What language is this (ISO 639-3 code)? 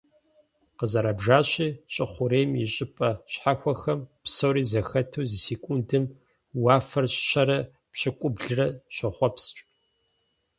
kbd